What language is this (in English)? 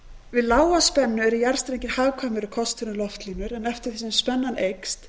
Icelandic